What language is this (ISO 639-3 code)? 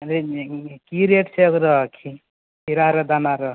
mai